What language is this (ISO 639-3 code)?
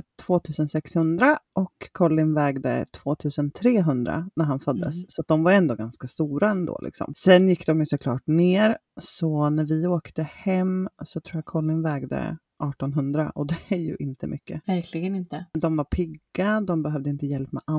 swe